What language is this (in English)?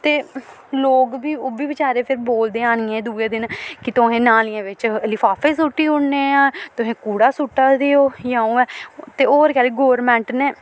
Dogri